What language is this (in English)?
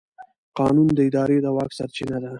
Pashto